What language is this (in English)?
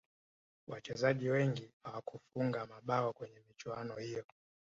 Swahili